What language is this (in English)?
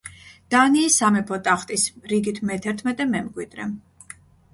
Georgian